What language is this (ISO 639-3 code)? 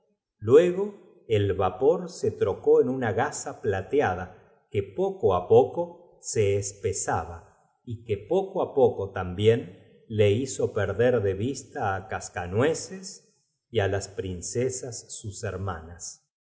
spa